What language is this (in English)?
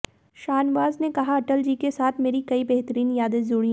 Hindi